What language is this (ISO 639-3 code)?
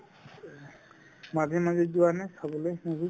asm